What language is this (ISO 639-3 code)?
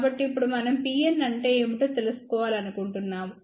tel